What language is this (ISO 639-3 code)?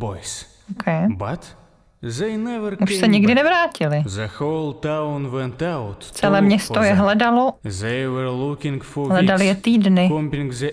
ces